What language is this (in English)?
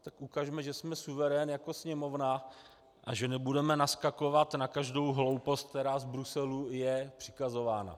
Czech